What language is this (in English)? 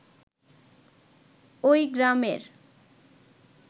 Bangla